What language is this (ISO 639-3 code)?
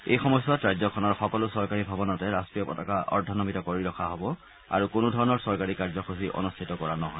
asm